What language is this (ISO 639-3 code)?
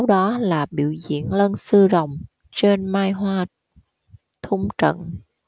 vie